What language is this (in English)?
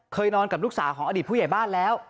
Thai